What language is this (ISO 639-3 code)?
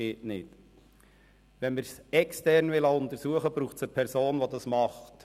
gsw